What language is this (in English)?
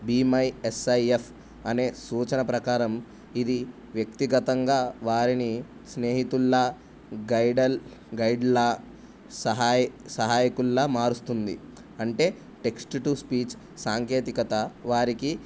Telugu